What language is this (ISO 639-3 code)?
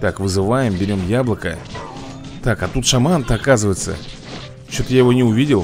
rus